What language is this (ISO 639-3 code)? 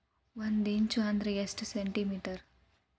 kan